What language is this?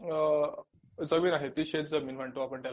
Marathi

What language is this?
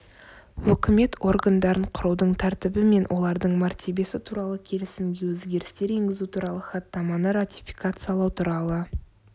Kazakh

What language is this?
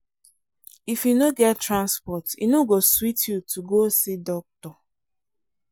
Nigerian Pidgin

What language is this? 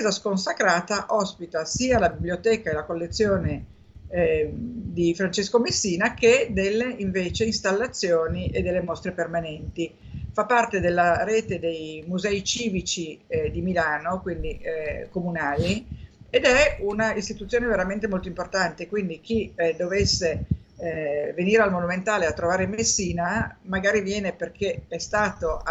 Italian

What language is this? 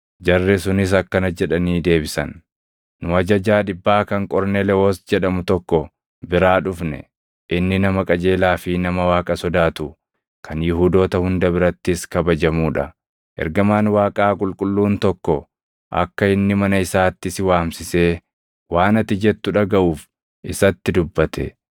Oromo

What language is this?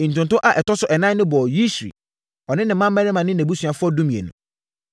Akan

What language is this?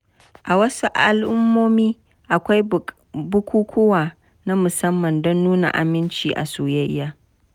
Hausa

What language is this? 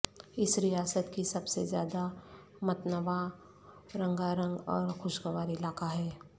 Urdu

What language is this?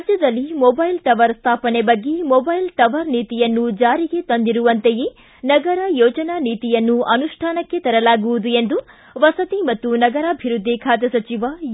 Kannada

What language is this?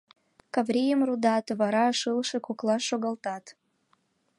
Mari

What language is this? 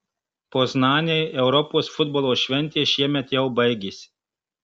Lithuanian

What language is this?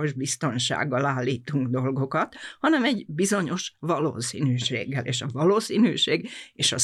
Hungarian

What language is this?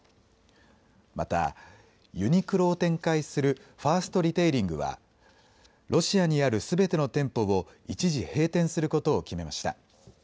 Japanese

